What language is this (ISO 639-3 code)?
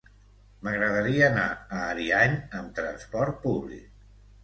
cat